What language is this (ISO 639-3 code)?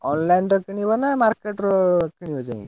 ori